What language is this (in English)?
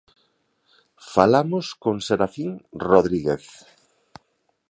Galician